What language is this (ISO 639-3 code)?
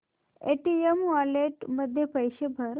mar